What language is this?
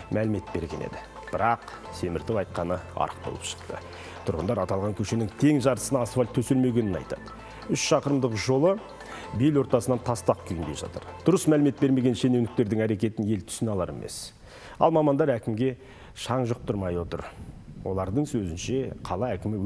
Turkish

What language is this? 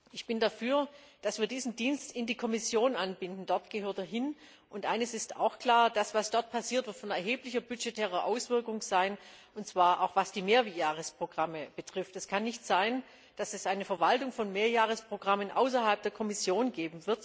German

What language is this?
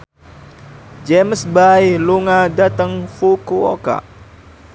Javanese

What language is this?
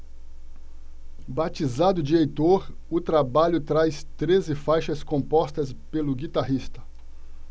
Portuguese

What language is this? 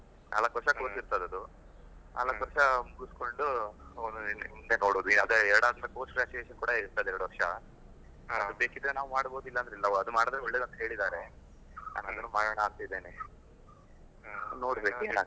Kannada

